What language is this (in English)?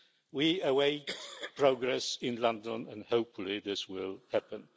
English